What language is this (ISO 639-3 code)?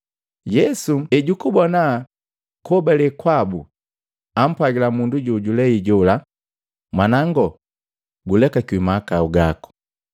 mgv